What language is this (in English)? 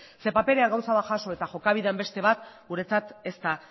Basque